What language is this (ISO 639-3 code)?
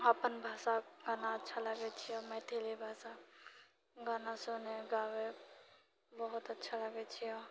mai